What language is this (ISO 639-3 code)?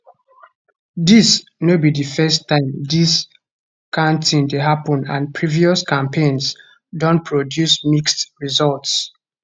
pcm